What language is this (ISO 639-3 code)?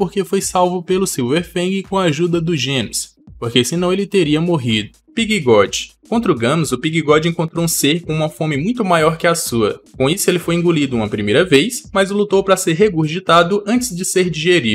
por